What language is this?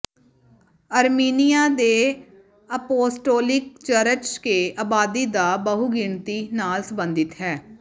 Punjabi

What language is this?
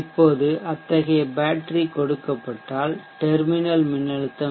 Tamil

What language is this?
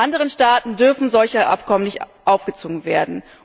German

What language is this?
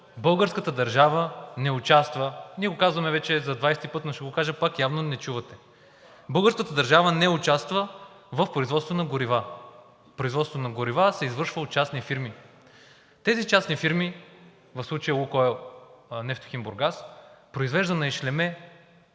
Bulgarian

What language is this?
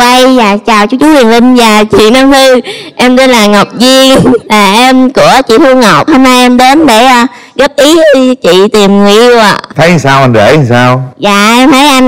Vietnamese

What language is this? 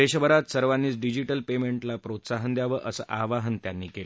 Marathi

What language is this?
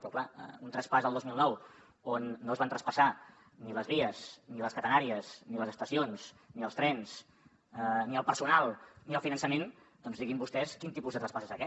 Catalan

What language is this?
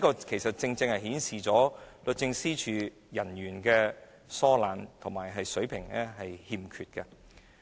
Cantonese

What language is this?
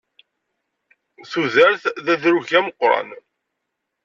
Kabyle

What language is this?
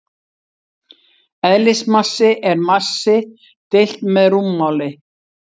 Icelandic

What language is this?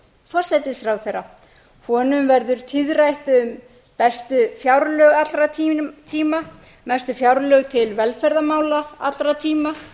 Icelandic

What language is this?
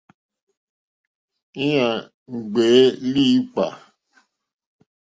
Mokpwe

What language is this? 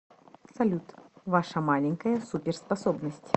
Russian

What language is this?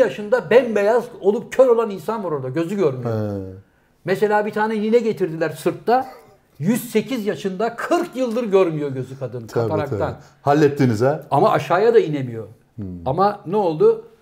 Turkish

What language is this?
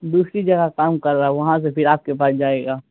Urdu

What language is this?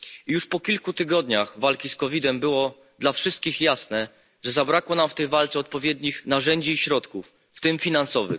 Polish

